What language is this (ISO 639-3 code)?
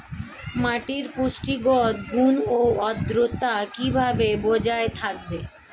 ben